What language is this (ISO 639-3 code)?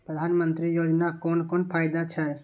mai